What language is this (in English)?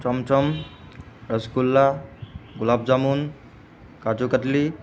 Assamese